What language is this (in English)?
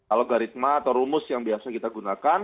Indonesian